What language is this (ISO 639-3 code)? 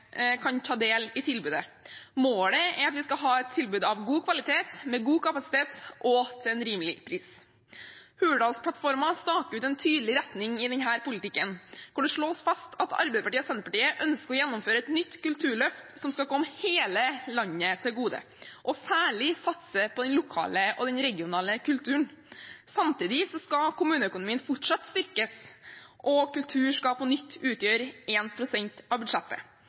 nob